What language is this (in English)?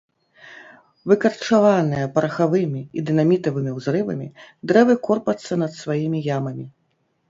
Belarusian